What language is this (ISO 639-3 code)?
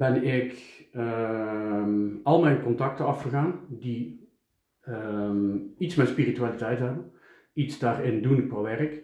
nld